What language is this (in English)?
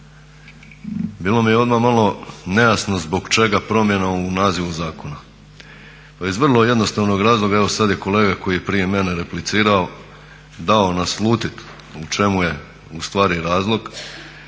Croatian